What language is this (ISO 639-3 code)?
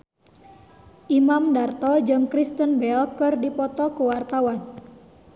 sun